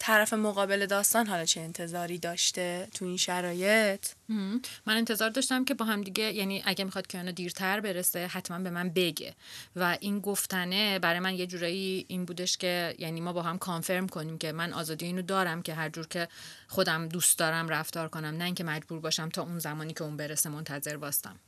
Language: Persian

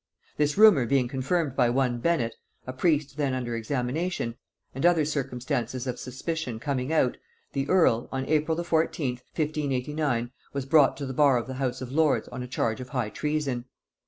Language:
English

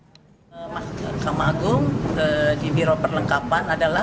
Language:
Indonesian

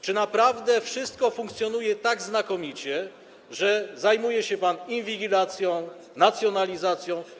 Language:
Polish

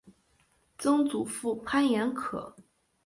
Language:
Chinese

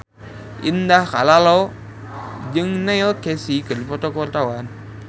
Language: Sundanese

